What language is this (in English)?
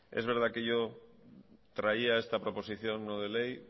Spanish